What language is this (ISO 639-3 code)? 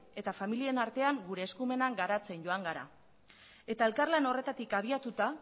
eus